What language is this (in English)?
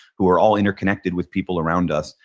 English